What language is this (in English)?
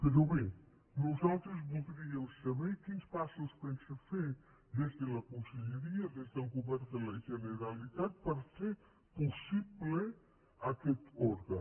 Catalan